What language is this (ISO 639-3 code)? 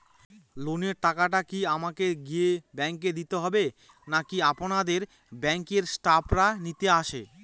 ben